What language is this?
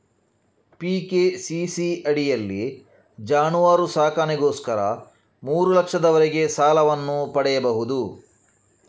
Kannada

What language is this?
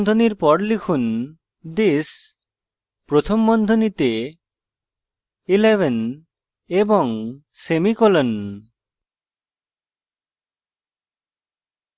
Bangla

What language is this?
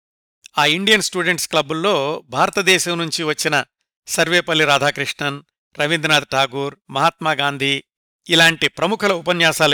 Telugu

